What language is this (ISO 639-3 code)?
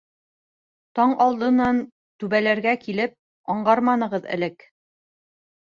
bak